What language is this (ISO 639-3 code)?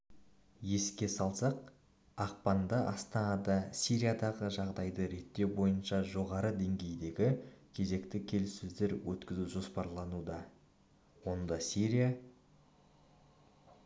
kaz